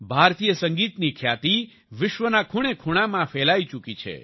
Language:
Gujarati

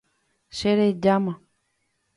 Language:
Guarani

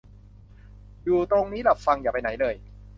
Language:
Thai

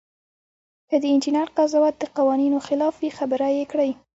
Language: Pashto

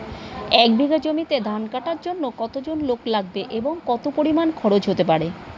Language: Bangla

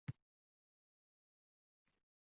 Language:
Uzbek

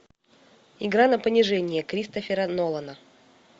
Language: Russian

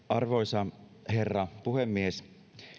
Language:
Finnish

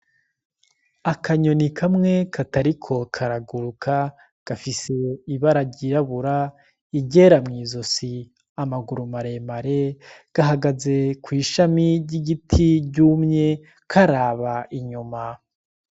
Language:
Rundi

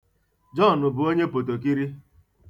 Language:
Igbo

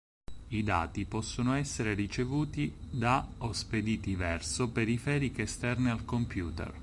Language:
Italian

